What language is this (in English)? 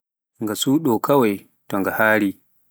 Pular